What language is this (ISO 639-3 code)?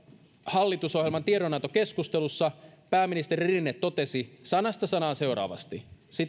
fin